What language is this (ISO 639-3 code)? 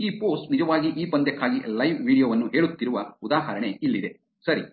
kan